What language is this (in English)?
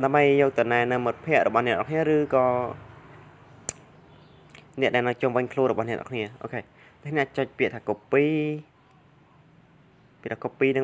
Vietnamese